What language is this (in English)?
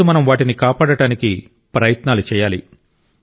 Telugu